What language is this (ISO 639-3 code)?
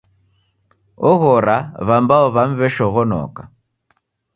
dav